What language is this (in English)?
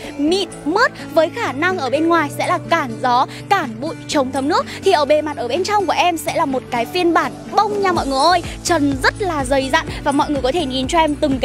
Vietnamese